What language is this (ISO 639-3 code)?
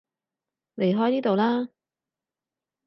yue